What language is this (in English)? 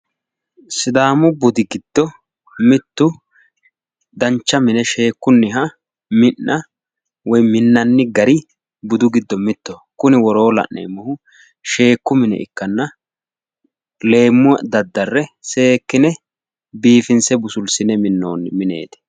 Sidamo